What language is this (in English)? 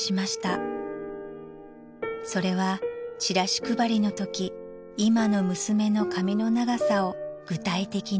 Japanese